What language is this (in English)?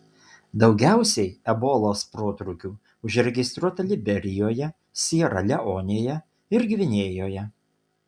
Lithuanian